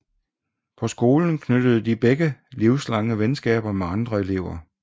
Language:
Danish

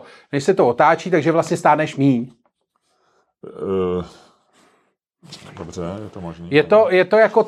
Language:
Czech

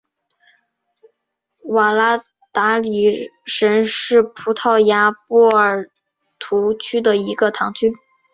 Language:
Chinese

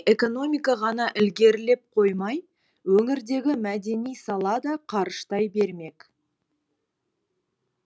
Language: Kazakh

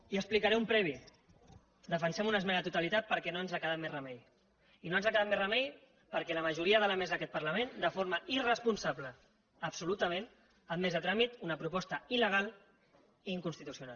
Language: Catalan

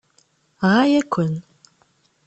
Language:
Kabyle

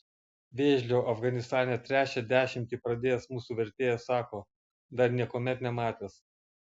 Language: Lithuanian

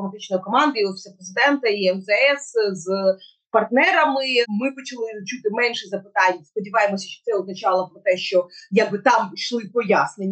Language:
Ukrainian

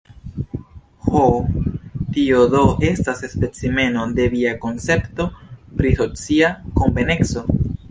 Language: Esperanto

